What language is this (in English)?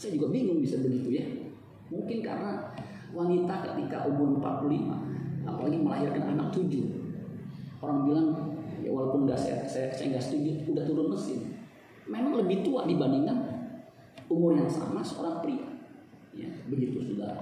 Indonesian